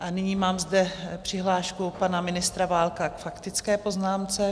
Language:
Czech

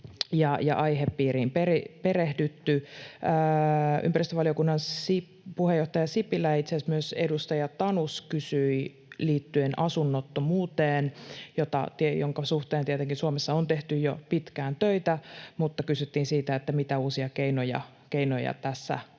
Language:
Finnish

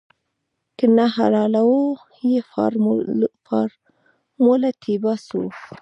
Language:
Pashto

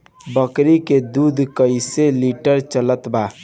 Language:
Bhojpuri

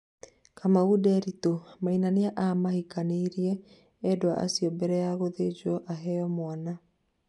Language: Kikuyu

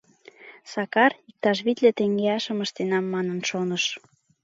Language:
Mari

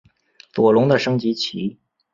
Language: Chinese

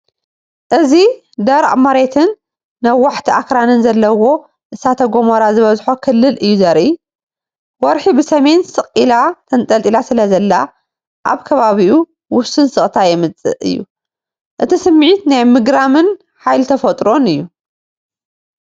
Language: Tigrinya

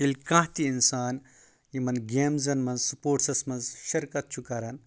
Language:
Kashmiri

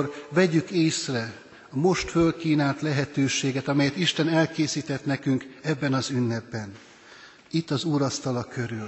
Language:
Hungarian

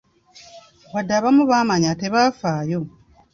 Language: Ganda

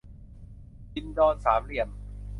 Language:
Thai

